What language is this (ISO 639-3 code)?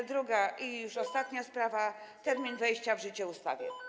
pol